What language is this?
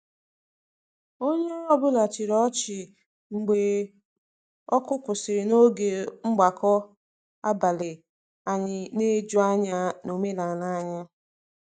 Igbo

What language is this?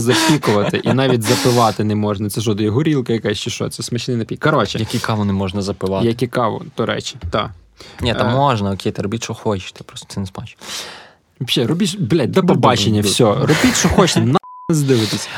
Ukrainian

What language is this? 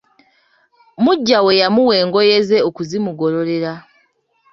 Ganda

